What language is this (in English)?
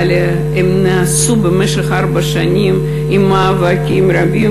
Hebrew